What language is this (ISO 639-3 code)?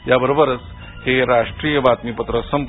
mar